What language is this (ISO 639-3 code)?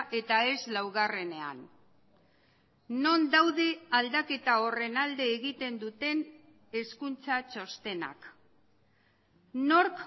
eus